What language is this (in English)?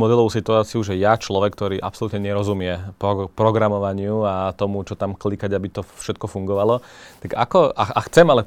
Slovak